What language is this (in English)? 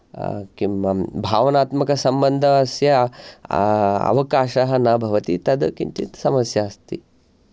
Sanskrit